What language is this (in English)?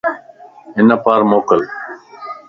Lasi